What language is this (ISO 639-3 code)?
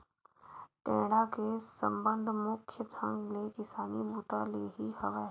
hne